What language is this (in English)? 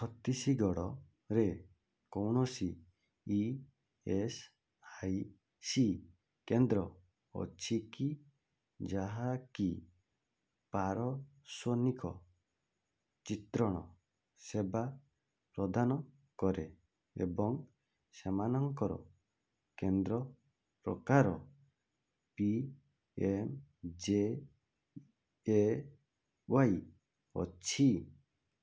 Odia